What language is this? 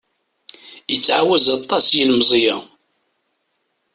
Kabyle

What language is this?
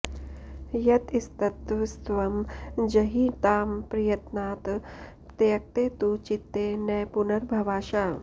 Sanskrit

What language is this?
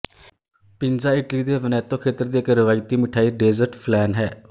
Punjabi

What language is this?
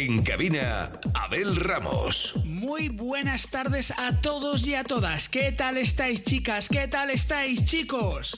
Spanish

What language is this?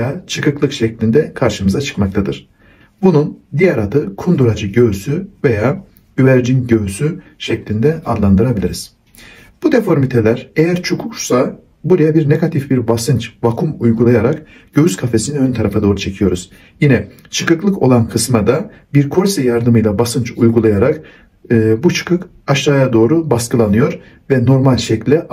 Turkish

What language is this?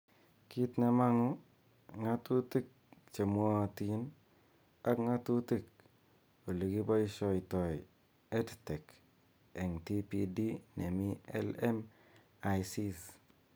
Kalenjin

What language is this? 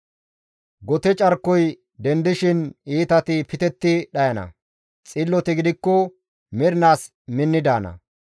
Gamo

